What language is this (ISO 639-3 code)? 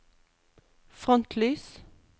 nor